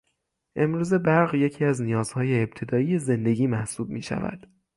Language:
Persian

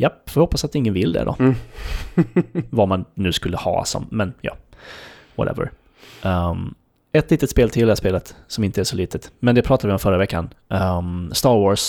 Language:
Swedish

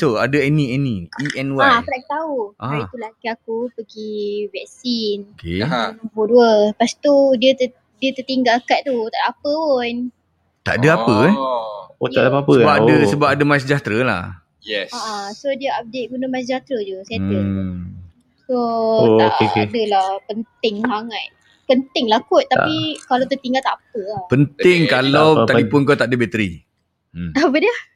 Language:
Malay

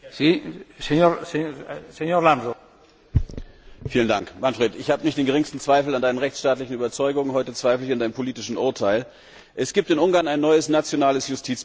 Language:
German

